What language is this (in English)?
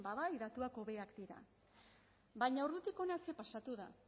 Basque